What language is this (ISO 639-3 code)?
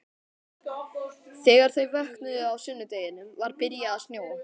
isl